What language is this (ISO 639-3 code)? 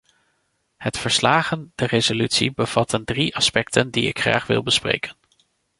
nld